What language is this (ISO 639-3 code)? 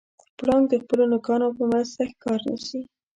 pus